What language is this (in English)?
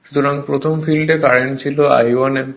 Bangla